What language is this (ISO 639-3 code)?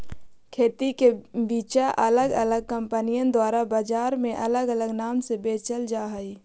mag